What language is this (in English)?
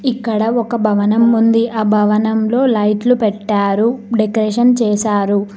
Telugu